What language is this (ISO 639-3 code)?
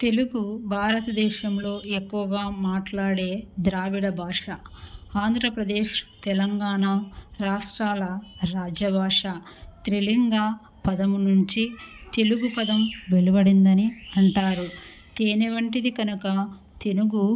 tel